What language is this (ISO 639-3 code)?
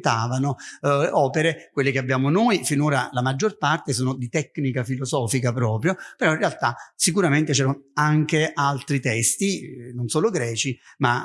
ita